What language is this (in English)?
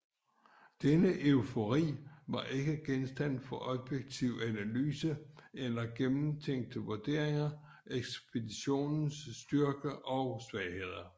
Danish